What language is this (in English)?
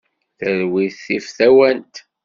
Kabyle